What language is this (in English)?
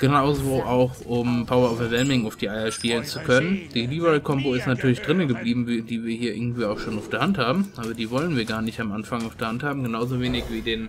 German